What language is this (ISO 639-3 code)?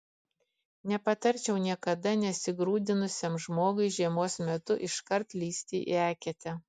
lit